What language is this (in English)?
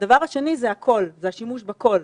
Hebrew